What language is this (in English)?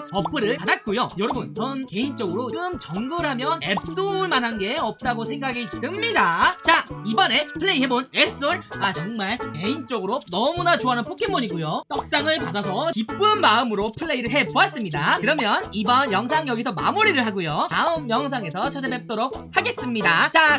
Korean